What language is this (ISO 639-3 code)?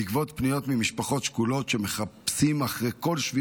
heb